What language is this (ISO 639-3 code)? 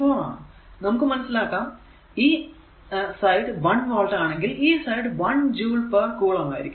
mal